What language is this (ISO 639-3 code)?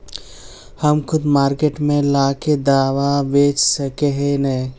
mag